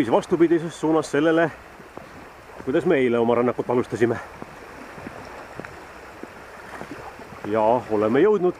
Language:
Dutch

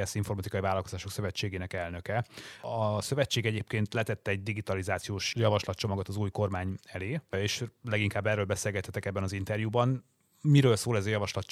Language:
Hungarian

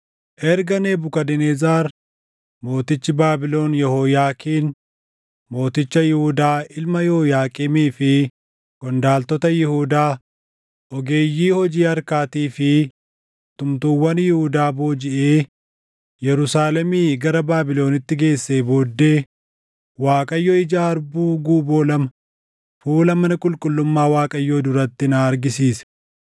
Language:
Oromo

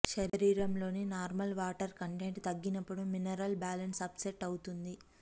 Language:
Telugu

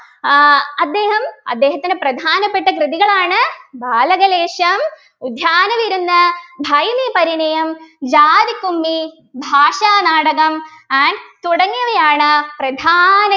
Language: Malayalam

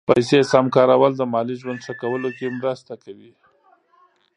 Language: Pashto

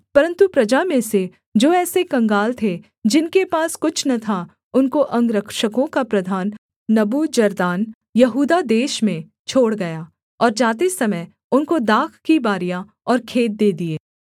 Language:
Hindi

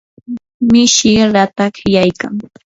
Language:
Yanahuanca Pasco Quechua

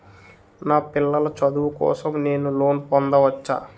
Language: Telugu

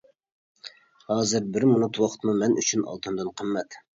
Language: Uyghur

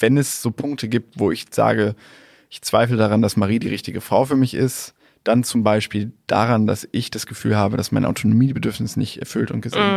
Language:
German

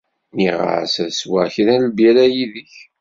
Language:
Kabyle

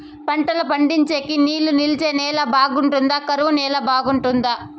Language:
Telugu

